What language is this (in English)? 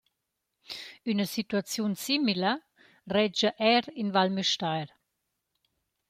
Romansh